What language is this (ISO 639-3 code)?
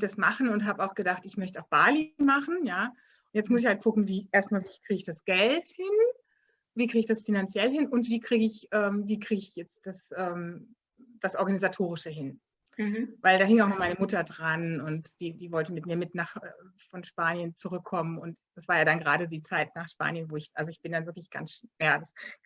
deu